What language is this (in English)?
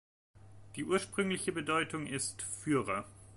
German